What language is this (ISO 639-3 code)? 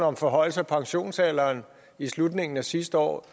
dan